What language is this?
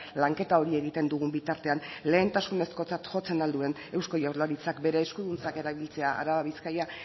Basque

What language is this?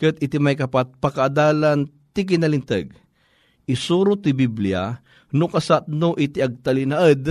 Filipino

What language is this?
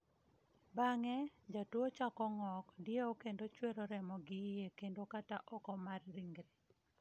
Luo (Kenya and Tanzania)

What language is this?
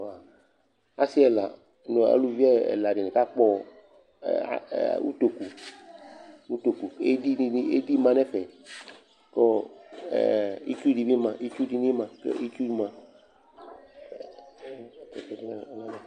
Ikposo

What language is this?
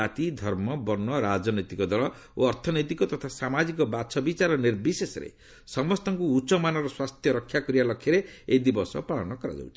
Odia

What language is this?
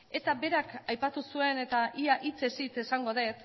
Basque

